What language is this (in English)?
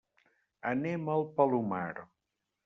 Catalan